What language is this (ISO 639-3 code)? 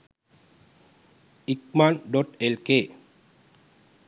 sin